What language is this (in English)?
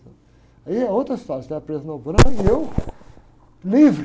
Portuguese